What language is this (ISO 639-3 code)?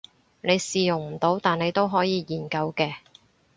yue